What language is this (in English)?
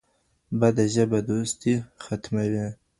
Pashto